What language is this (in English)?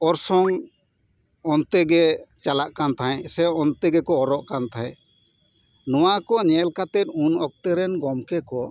Santali